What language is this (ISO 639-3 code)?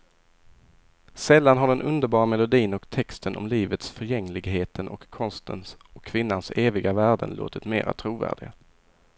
swe